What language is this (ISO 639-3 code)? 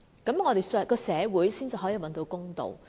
yue